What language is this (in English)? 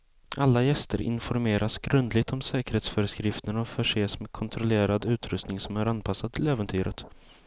Swedish